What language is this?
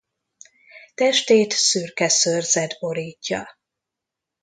Hungarian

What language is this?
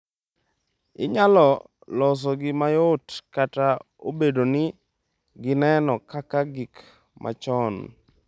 Luo (Kenya and Tanzania)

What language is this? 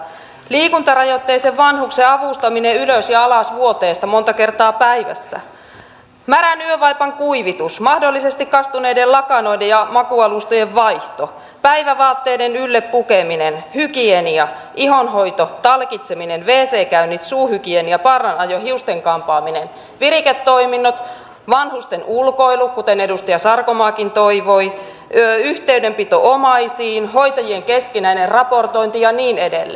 Finnish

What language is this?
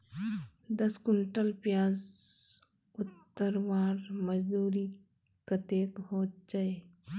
Magahi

